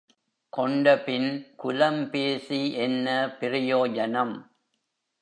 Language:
Tamil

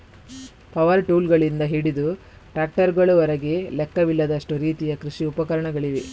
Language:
Kannada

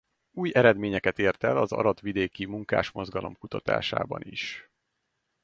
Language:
Hungarian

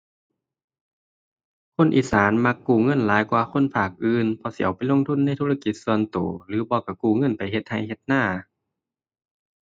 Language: Thai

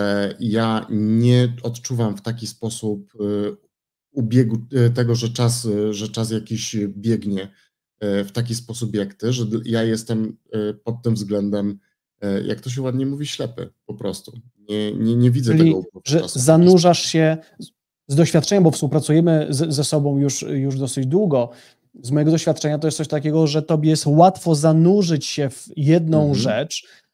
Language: Polish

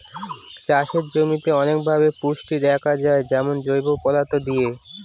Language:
Bangla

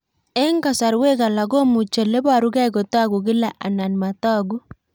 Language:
Kalenjin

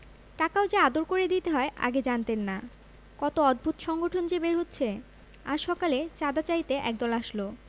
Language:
Bangla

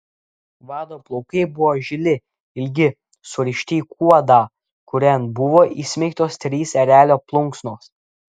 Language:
Lithuanian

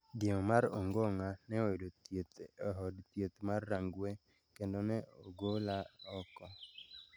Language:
Luo (Kenya and Tanzania)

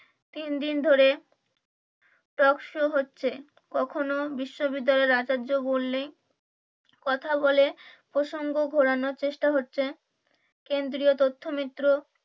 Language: Bangla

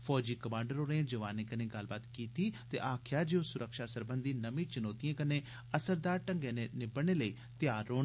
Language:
Dogri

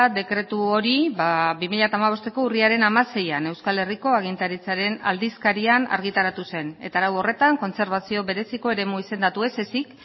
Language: Basque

